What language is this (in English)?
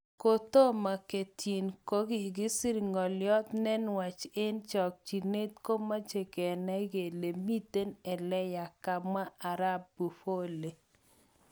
Kalenjin